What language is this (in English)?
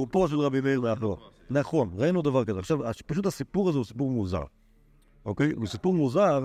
Hebrew